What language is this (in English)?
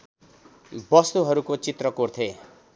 Nepali